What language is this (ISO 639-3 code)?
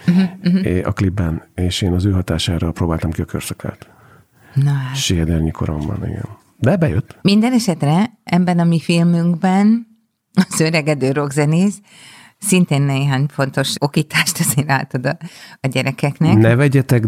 hun